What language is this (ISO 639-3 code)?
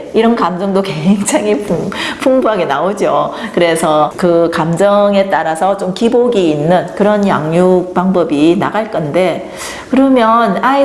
kor